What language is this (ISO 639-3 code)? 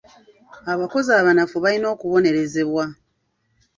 lug